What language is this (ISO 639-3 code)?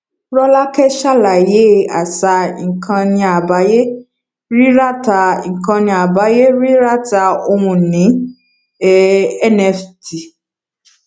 yor